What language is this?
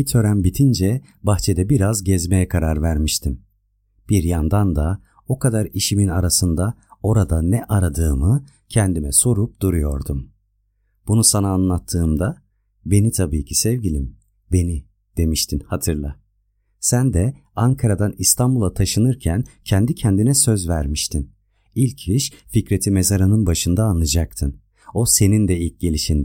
Turkish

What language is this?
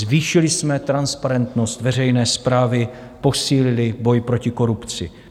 Czech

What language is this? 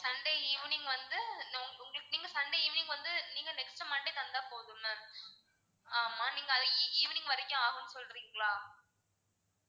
Tamil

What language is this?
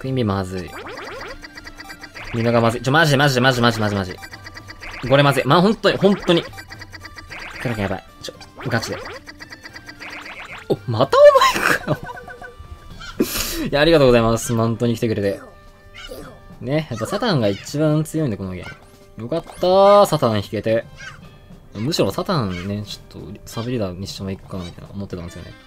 Japanese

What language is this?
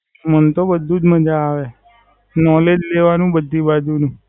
Gujarati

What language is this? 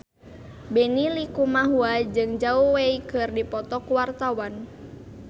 Sundanese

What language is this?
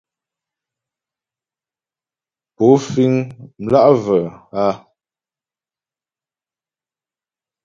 Ghomala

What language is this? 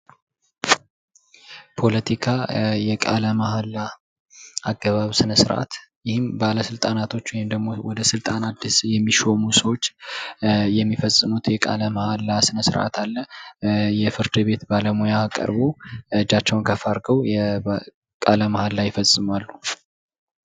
Amharic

